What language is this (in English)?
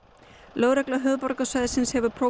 Icelandic